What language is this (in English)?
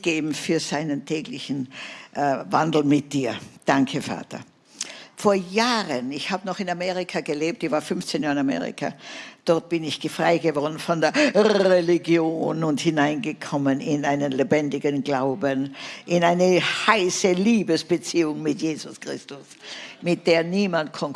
German